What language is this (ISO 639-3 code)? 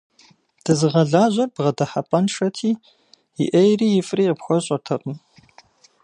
kbd